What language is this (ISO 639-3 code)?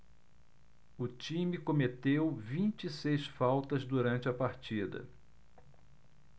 por